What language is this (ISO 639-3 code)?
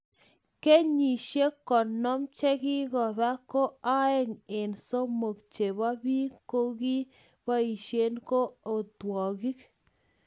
kln